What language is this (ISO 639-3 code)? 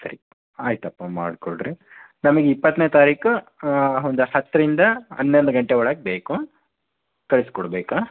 kan